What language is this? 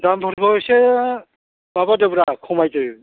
Bodo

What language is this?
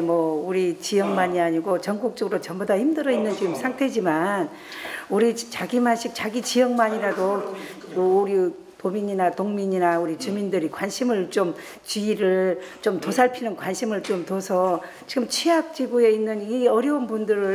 Korean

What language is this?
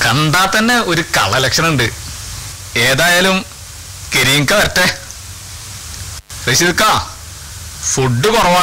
Arabic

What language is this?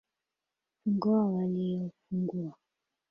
Swahili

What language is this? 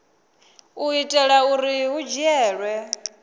Venda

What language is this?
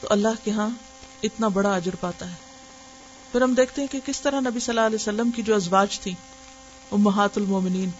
Urdu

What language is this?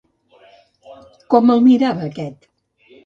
Catalan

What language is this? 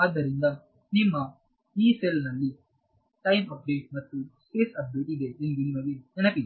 Kannada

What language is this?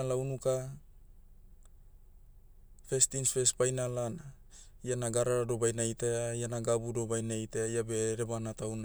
Motu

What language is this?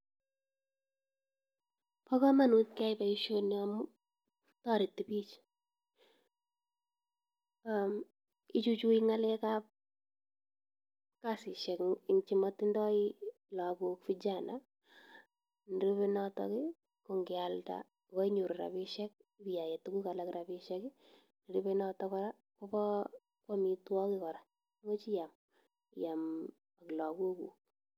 Kalenjin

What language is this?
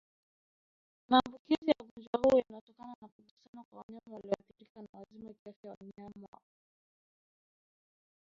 Swahili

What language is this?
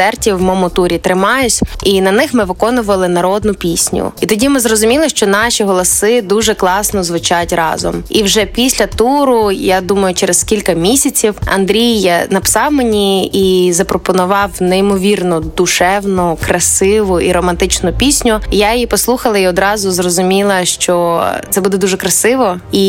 Ukrainian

